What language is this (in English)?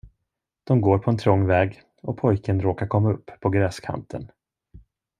Swedish